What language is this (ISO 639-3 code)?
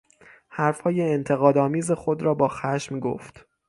fas